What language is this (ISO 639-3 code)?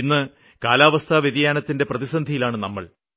mal